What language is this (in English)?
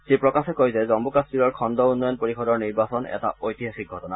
Assamese